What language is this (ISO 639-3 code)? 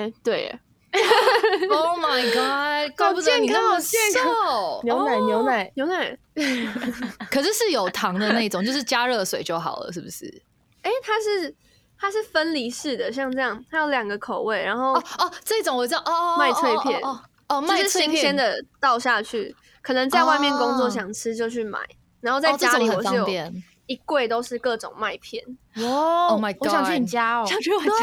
zho